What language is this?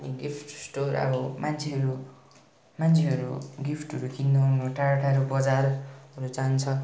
Nepali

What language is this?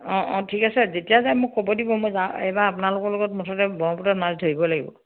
Assamese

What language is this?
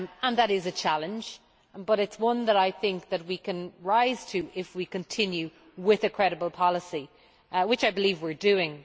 English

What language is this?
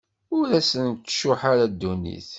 Kabyle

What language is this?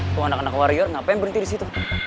Indonesian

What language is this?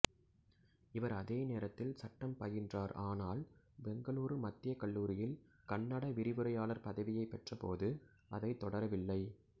Tamil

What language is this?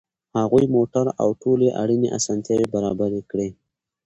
Pashto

